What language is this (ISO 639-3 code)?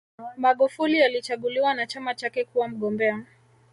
swa